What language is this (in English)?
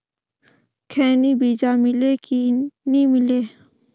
Chhattisgarhi